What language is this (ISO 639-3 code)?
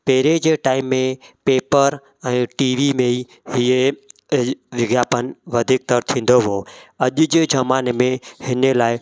snd